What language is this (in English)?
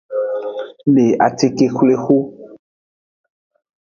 Aja (Benin)